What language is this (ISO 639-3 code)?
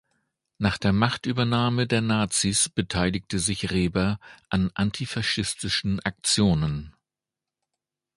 deu